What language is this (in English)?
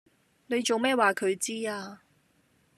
Cantonese